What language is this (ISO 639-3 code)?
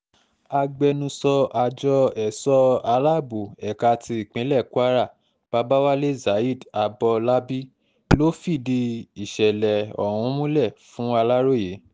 yor